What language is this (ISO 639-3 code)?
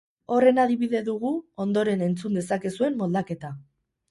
eus